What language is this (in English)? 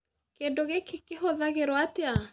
Kikuyu